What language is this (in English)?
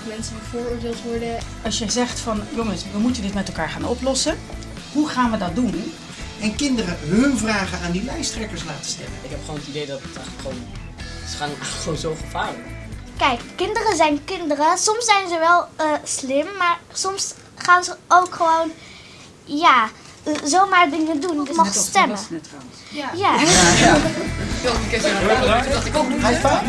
Dutch